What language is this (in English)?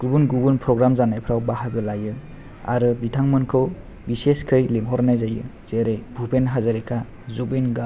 Bodo